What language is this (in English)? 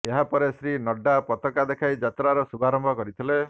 Odia